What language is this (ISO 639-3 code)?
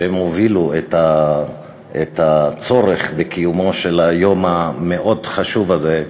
heb